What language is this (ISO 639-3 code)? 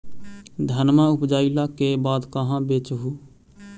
mag